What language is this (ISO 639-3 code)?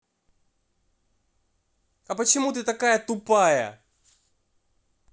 rus